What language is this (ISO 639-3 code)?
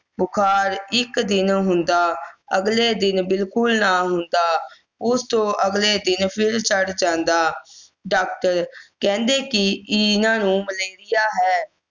pan